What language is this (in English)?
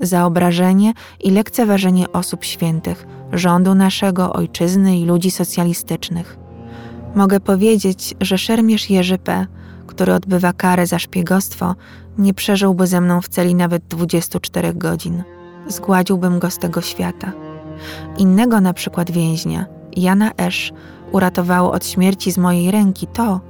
Polish